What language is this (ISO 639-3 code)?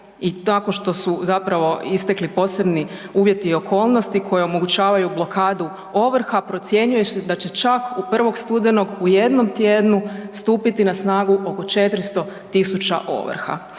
hrv